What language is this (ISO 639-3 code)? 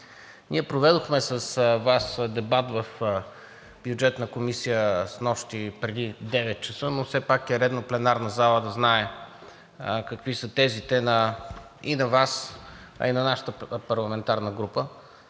bul